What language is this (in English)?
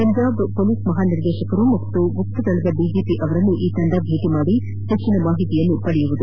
Kannada